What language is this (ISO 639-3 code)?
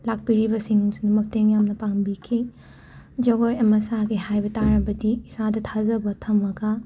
mni